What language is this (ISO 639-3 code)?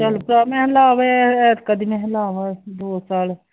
pan